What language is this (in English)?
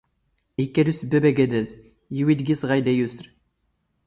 Standard Moroccan Tamazight